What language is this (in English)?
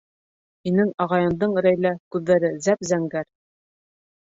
Bashkir